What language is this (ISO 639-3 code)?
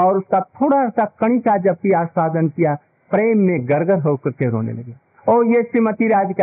hin